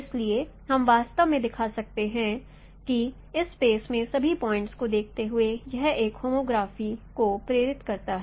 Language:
Hindi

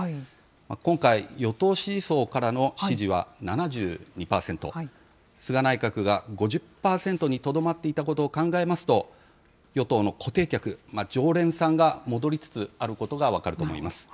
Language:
Japanese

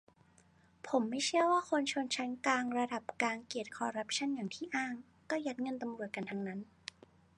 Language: Thai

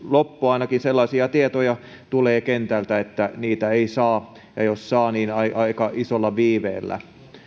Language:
Finnish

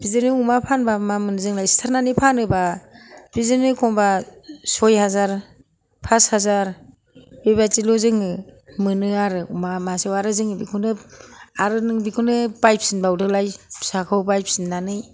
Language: Bodo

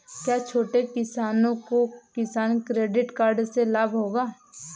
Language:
Hindi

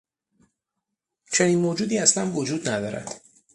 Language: Persian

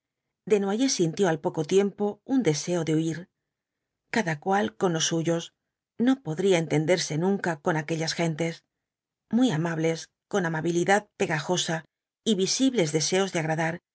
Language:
Spanish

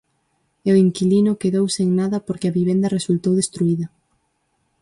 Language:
Galician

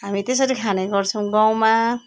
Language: Nepali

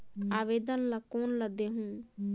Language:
Chhattisgarhi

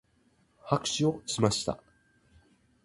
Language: Japanese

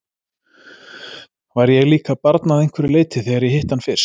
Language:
Icelandic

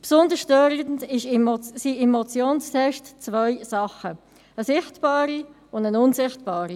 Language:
Swiss German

